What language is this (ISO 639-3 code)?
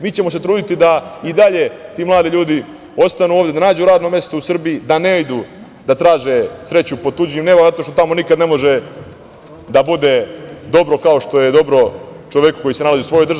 srp